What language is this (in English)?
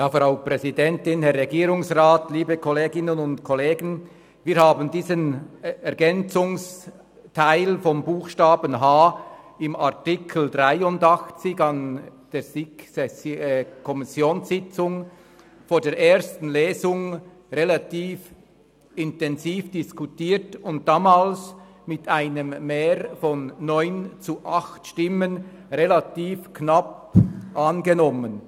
Swiss German